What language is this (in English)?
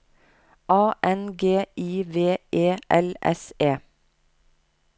Norwegian